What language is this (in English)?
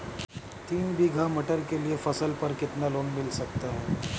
Hindi